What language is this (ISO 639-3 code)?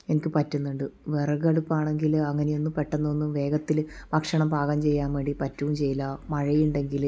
mal